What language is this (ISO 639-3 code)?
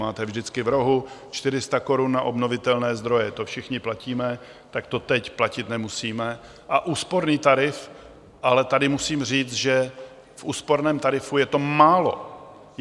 ces